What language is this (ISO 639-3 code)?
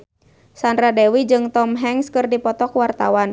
sun